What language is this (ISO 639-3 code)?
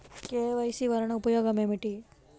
tel